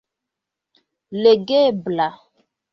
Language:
Esperanto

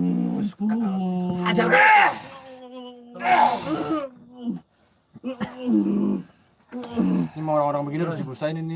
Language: Indonesian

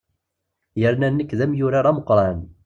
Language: Kabyle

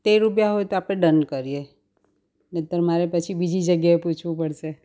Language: Gujarati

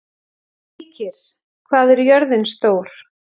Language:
Icelandic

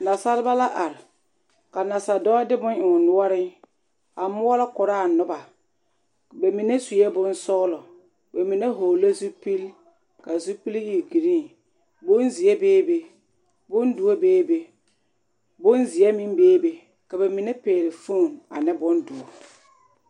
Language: Southern Dagaare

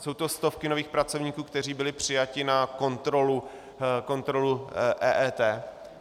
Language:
Czech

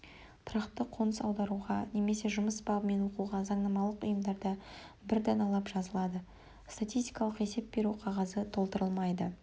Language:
Kazakh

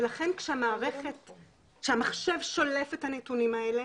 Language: Hebrew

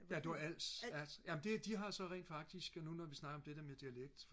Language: Danish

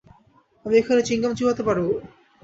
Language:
Bangla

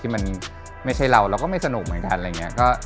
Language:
Thai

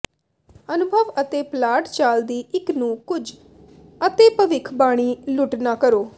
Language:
Punjabi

